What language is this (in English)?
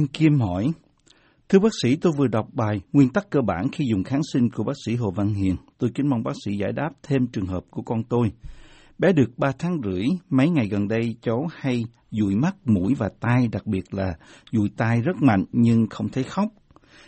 Vietnamese